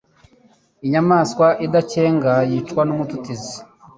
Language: Kinyarwanda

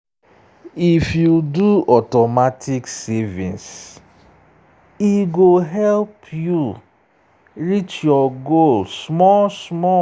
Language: Nigerian Pidgin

